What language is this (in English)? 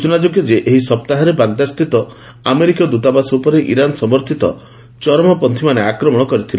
Odia